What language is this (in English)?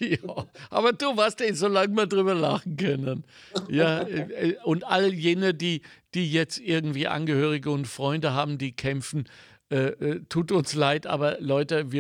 German